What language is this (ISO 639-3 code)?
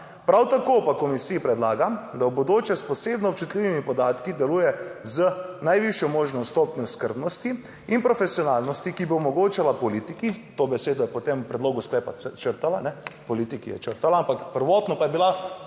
slv